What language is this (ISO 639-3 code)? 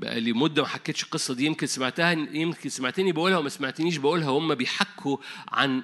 ara